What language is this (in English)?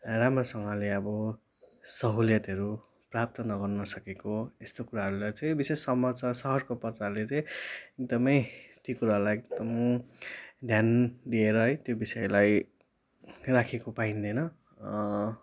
Nepali